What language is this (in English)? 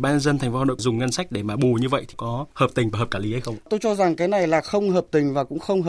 Vietnamese